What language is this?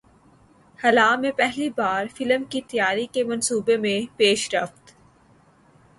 Urdu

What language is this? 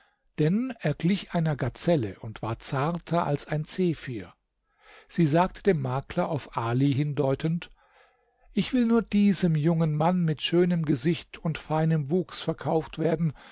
German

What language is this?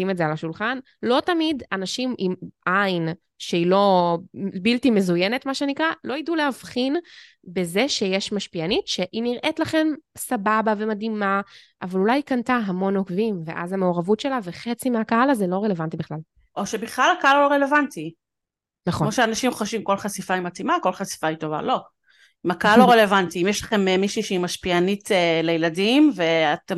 Hebrew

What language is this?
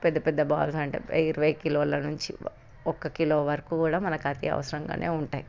Telugu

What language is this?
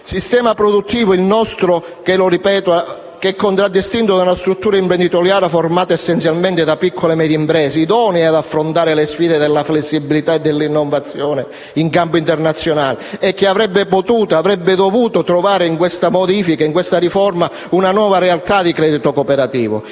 Italian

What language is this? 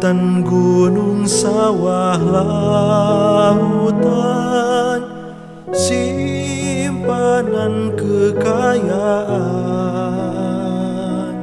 Indonesian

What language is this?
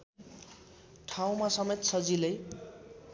Nepali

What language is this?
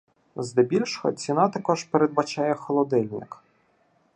Ukrainian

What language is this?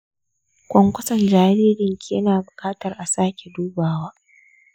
Hausa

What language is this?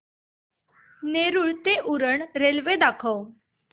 Marathi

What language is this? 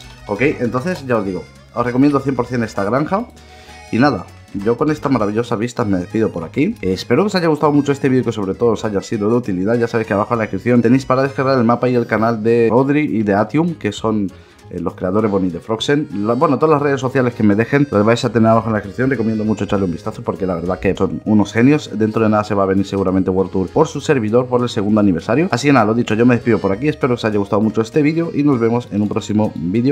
Spanish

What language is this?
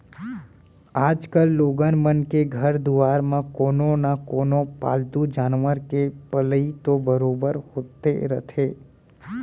Chhattisgarhi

